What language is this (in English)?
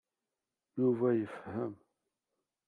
Kabyle